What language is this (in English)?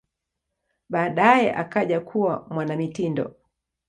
Swahili